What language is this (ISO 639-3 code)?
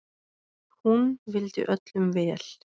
isl